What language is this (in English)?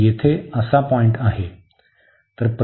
Marathi